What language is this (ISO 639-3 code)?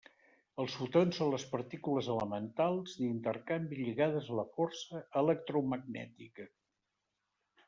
cat